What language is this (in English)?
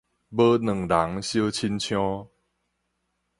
Min Nan Chinese